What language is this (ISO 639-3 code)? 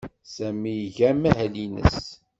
kab